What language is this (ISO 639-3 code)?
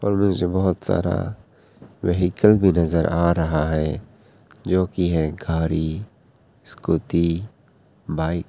hin